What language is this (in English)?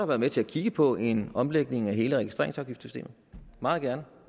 Danish